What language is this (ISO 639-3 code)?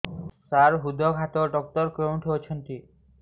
ori